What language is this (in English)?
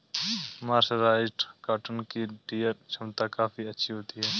Hindi